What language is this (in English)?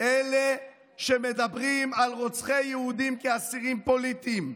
Hebrew